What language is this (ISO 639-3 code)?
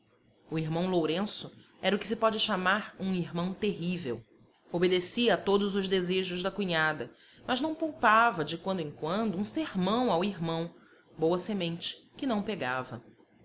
por